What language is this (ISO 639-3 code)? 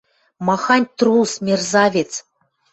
mrj